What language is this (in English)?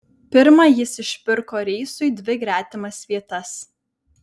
Lithuanian